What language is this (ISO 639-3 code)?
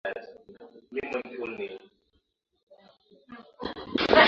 swa